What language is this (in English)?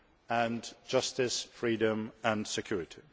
English